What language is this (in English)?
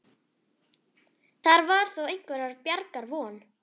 Icelandic